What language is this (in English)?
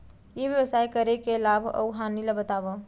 Chhattisgarhi